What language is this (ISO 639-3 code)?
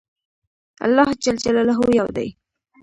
pus